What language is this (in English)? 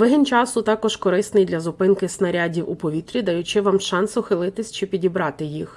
Ukrainian